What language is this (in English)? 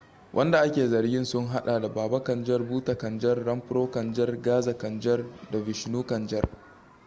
Hausa